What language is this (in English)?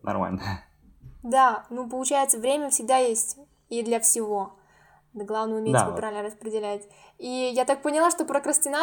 Russian